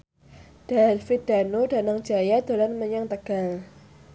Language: Javanese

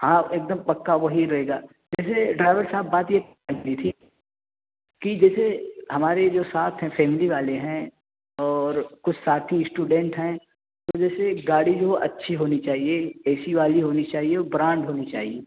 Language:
Urdu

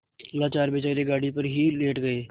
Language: Hindi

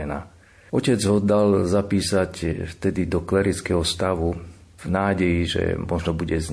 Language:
Slovak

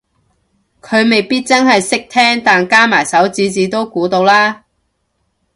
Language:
Cantonese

